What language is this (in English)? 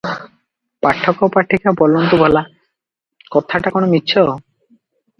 Odia